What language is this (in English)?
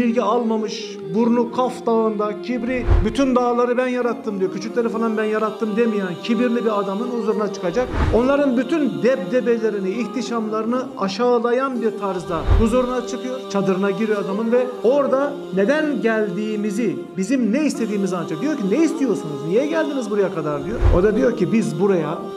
Turkish